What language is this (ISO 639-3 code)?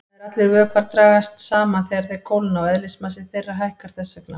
isl